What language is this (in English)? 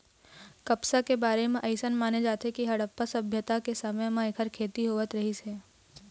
Chhattisgarhi